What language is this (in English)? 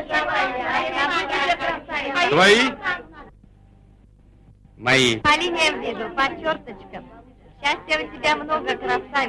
Russian